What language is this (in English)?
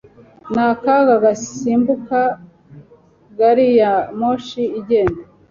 Kinyarwanda